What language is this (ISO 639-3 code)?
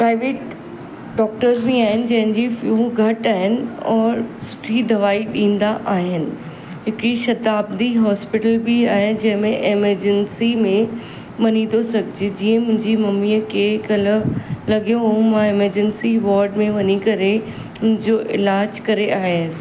snd